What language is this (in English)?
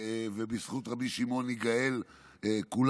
Hebrew